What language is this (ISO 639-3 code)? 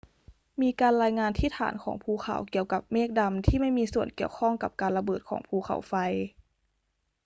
tha